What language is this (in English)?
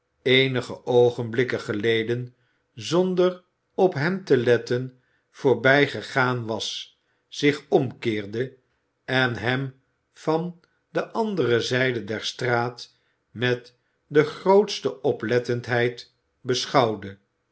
Dutch